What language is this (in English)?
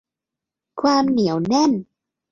Thai